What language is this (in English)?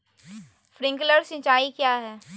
Magahi